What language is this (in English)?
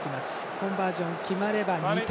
Japanese